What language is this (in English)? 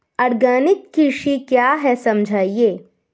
Hindi